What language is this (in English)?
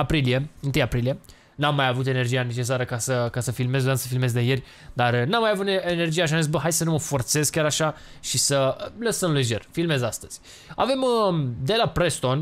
Romanian